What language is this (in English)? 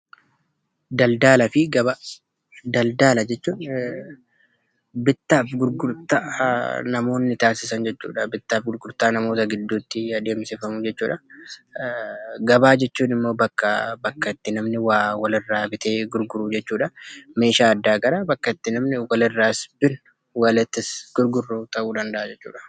Oromo